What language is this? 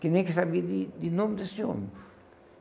Portuguese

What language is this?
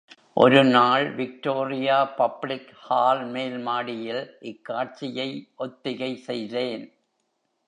Tamil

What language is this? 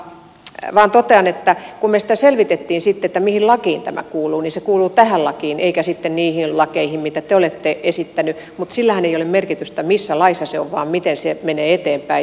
Finnish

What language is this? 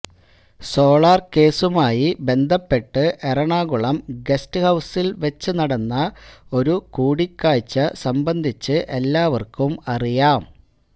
Malayalam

